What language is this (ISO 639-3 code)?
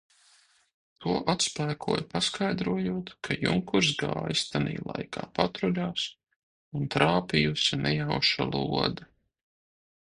lav